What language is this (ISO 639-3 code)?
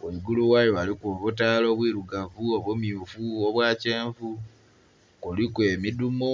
xog